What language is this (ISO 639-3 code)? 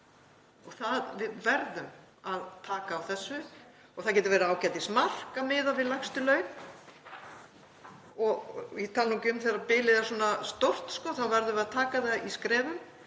isl